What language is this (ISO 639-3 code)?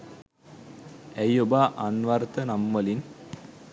sin